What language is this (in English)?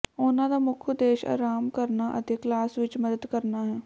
Punjabi